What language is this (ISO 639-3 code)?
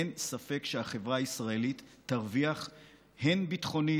heb